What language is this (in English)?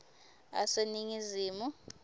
Swati